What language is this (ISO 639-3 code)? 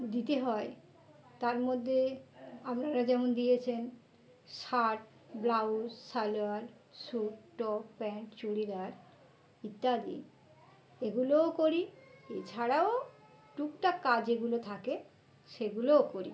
ben